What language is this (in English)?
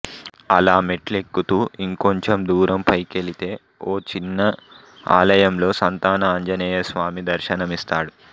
Telugu